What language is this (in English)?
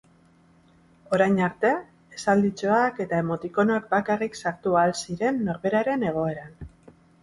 Basque